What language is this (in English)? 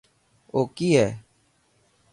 Dhatki